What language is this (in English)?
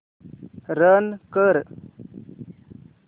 Marathi